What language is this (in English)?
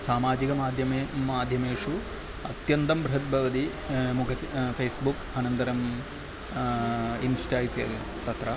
Sanskrit